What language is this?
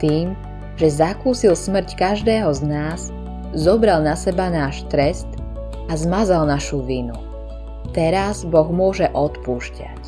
Slovak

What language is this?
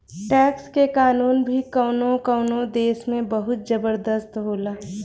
Bhojpuri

